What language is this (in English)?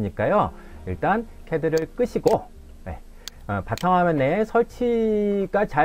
Korean